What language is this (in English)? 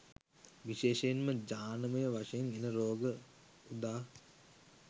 Sinhala